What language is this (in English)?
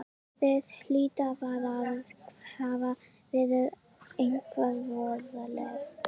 Icelandic